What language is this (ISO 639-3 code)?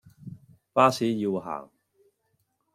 yue